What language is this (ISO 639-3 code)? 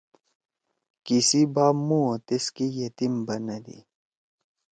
trw